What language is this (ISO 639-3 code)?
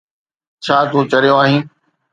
snd